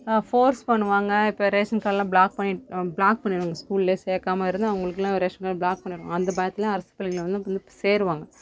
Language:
Tamil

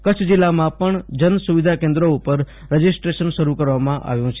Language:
Gujarati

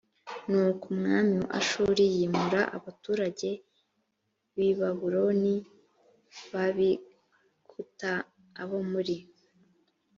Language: Kinyarwanda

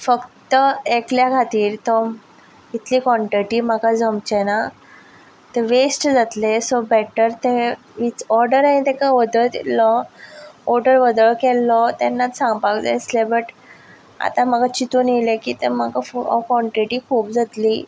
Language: Konkani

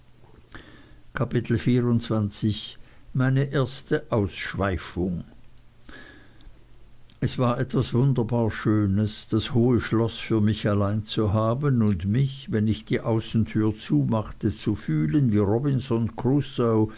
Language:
German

